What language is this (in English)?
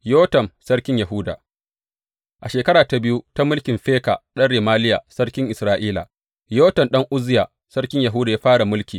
Hausa